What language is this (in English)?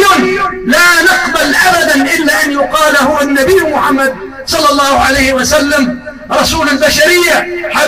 Arabic